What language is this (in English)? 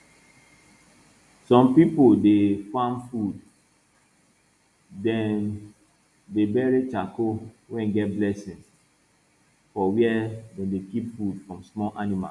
Nigerian Pidgin